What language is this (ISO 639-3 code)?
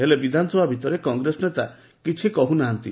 ori